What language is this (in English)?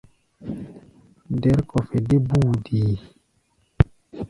Gbaya